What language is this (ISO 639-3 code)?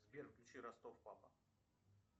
rus